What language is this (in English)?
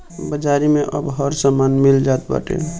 Bhojpuri